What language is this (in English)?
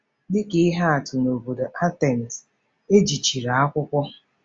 Igbo